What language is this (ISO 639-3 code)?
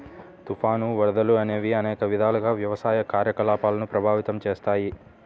tel